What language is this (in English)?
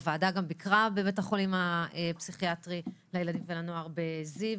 Hebrew